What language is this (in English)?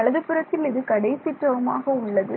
Tamil